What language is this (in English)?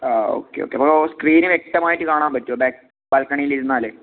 Malayalam